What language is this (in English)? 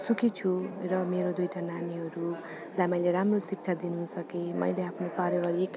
Nepali